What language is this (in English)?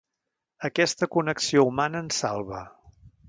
Catalan